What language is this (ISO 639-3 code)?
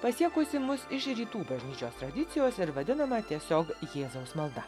lit